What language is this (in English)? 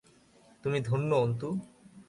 Bangla